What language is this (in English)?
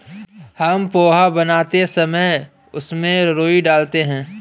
Hindi